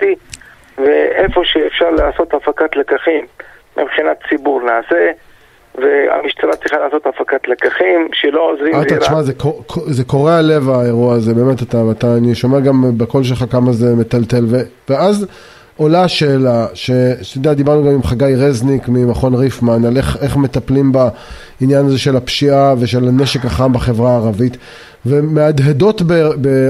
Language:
Hebrew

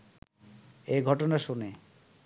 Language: Bangla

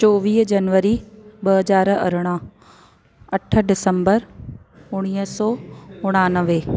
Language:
Sindhi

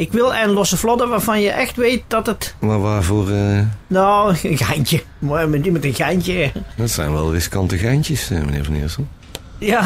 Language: Dutch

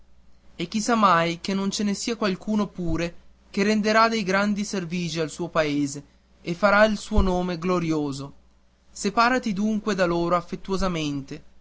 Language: Italian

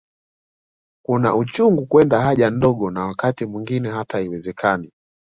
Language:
Swahili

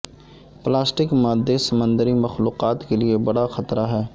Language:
Urdu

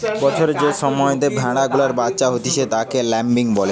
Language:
Bangla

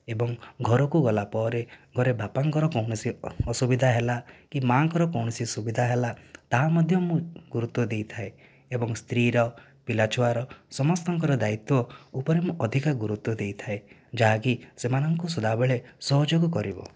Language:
Odia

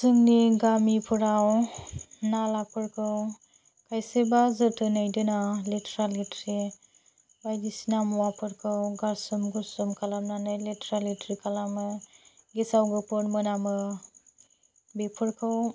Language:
Bodo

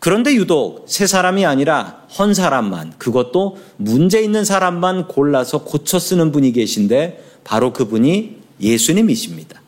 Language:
Korean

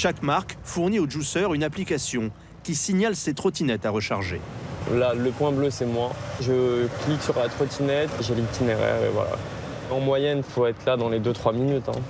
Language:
French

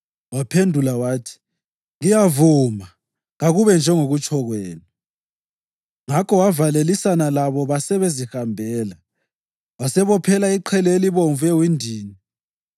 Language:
North Ndebele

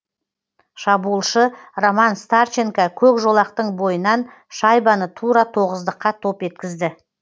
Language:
Kazakh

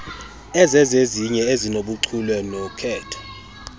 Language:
Xhosa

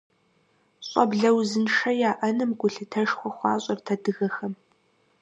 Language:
Kabardian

